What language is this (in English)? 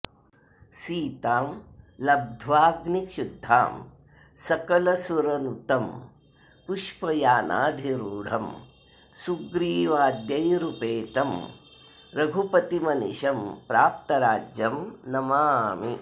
Sanskrit